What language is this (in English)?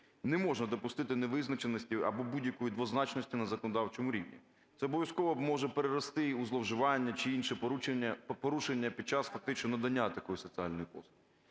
Ukrainian